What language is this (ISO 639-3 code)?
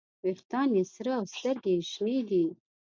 pus